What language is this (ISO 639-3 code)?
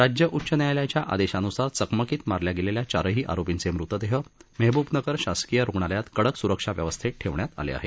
mar